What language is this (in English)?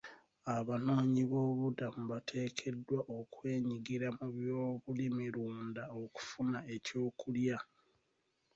Ganda